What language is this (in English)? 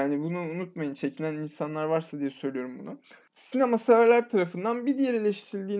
Turkish